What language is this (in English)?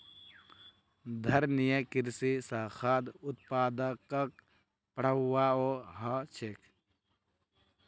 Magahi